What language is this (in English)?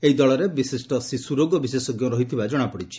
Odia